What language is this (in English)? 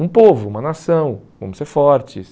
Portuguese